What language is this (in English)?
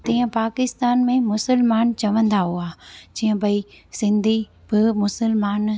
Sindhi